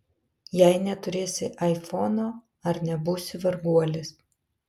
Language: Lithuanian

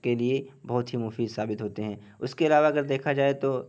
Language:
Urdu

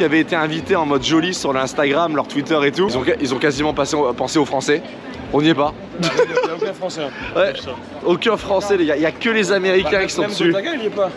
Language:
French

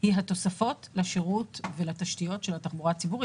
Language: Hebrew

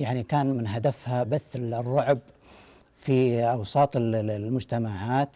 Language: Arabic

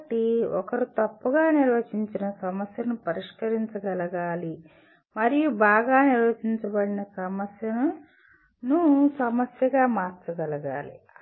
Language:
Telugu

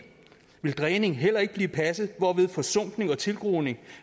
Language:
Danish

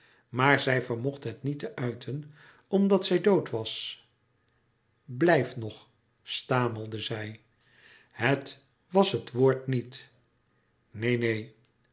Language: Dutch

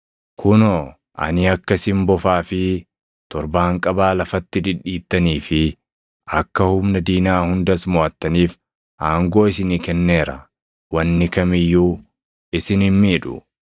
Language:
Oromo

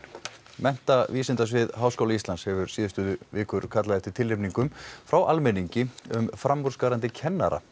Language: Icelandic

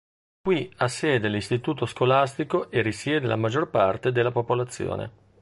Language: Italian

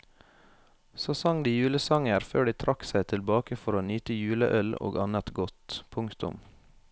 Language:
Norwegian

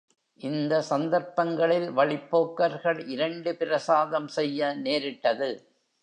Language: Tamil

